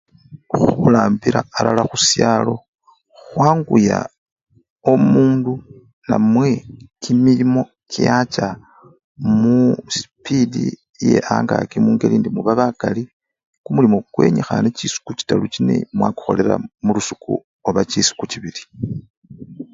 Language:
Luyia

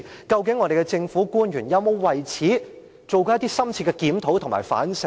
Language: Cantonese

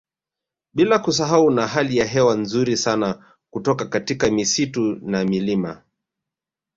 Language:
Swahili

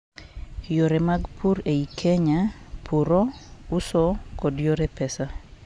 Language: Luo (Kenya and Tanzania)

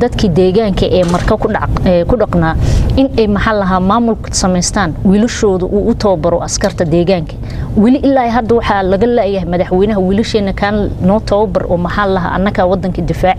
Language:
Arabic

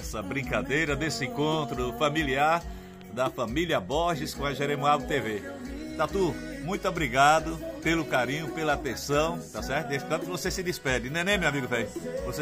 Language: Portuguese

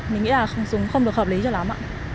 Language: Vietnamese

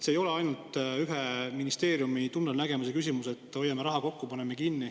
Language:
Estonian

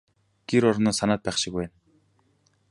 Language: Mongolian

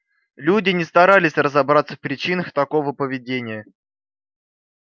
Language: Russian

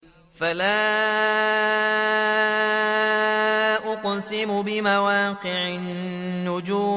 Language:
Arabic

